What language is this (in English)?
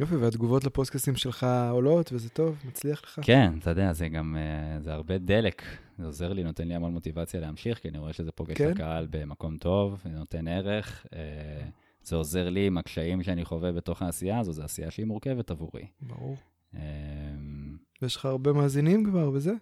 Hebrew